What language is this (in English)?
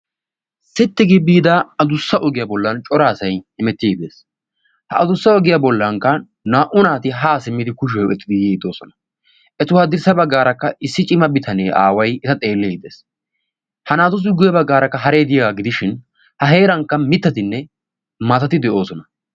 Wolaytta